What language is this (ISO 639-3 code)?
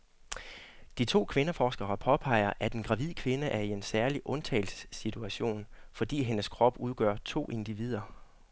dan